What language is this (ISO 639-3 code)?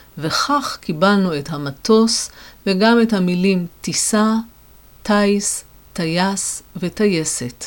heb